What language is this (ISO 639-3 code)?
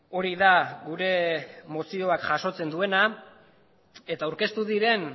eus